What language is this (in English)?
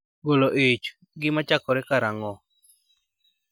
Luo (Kenya and Tanzania)